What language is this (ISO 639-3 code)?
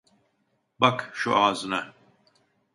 tur